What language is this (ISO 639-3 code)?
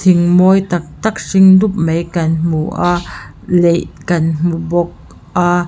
lus